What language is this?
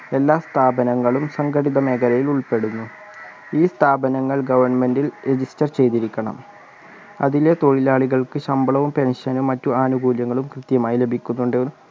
Malayalam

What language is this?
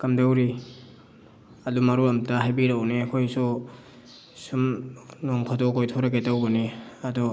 Manipuri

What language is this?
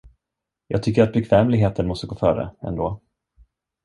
Swedish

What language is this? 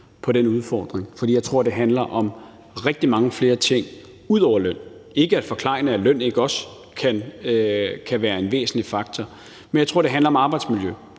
Danish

